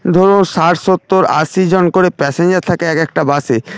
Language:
Bangla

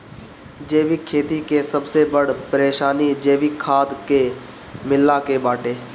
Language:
Bhojpuri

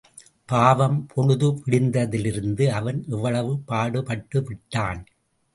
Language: Tamil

